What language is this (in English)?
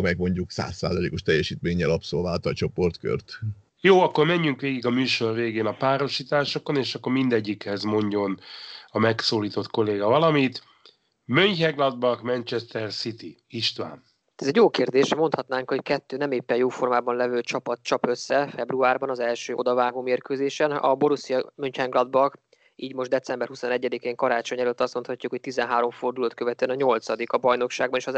Hungarian